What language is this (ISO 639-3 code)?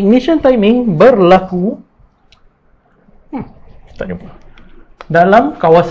msa